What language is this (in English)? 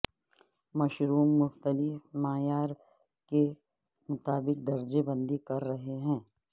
Urdu